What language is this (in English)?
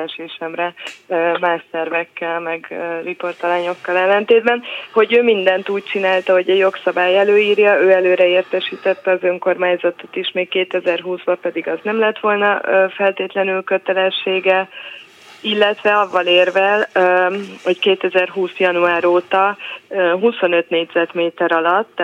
Hungarian